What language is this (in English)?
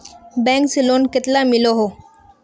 Magahi